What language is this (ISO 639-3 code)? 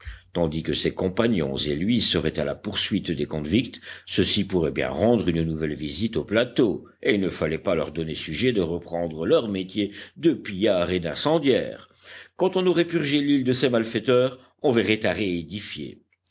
fra